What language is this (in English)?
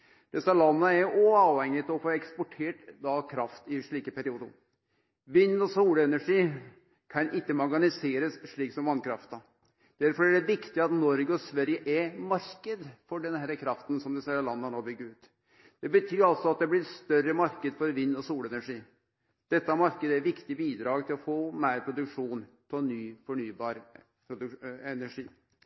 Norwegian Nynorsk